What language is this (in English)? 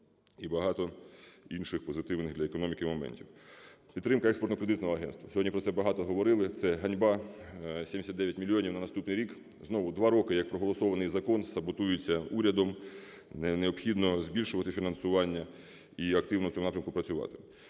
Ukrainian